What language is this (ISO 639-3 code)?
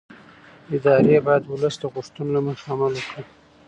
pus